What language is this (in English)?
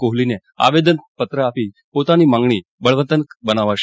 Gujarati